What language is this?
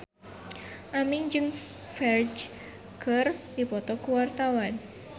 Sundanese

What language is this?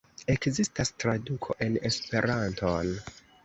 Esperanto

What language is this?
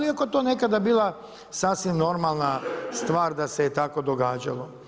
Croatian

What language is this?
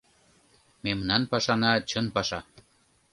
Mari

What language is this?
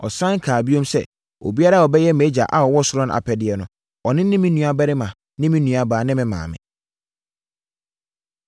Akan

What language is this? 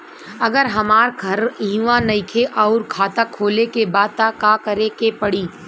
Bhojpuri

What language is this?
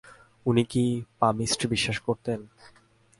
Bangla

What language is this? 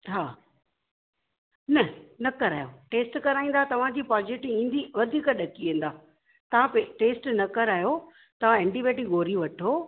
Sindhi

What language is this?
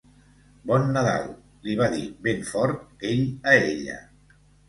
Catalan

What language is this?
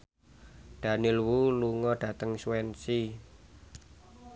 Javanese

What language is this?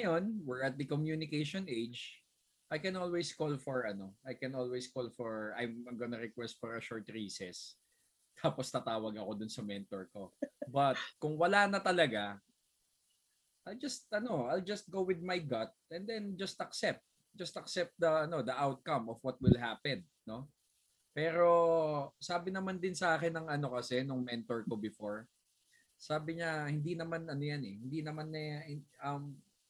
Filipino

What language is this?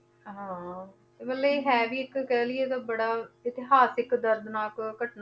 Punjabi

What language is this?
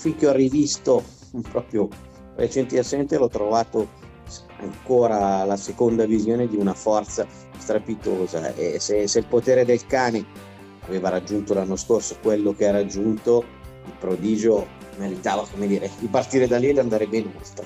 Italian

